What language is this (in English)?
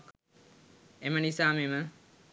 Sinhala